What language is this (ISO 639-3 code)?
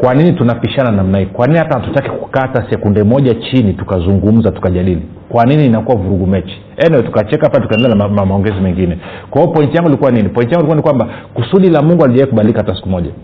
swa